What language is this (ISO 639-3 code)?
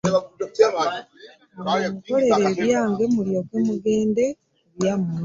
lug